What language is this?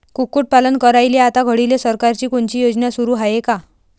Marathi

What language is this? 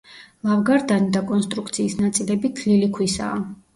Georgian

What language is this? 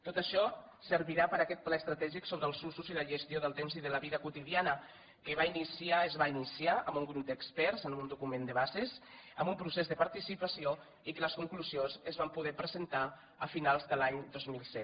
Catalan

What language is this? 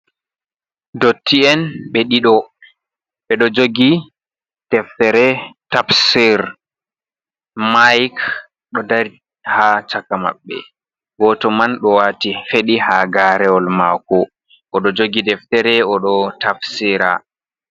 Fula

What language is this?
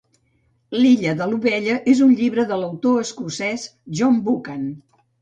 Catalan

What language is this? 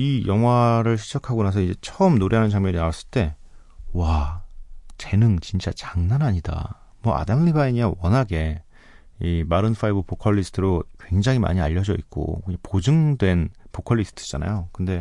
Korean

